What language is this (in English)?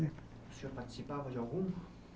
Portuguese